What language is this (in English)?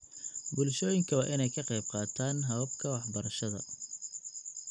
Somali